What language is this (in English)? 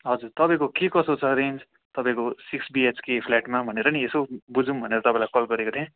Nepali